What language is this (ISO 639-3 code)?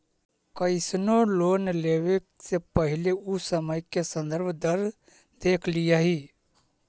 mag